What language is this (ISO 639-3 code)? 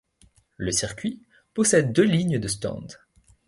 fra